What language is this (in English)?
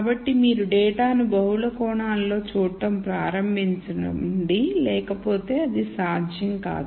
Telugu